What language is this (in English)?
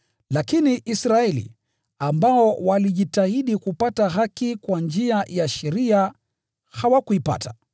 Swahili